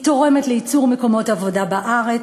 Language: Hebrew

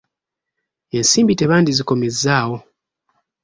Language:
Ganda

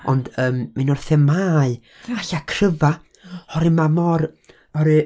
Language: Welsh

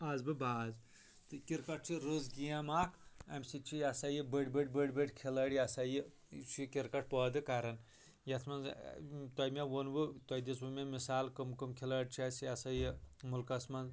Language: Kashmiri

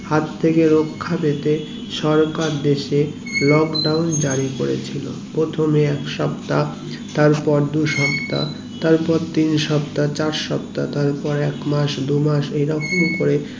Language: Bangla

